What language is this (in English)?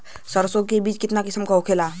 Bhojpuri